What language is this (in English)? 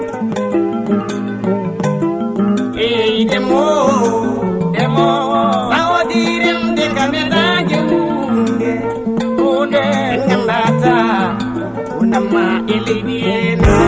Fula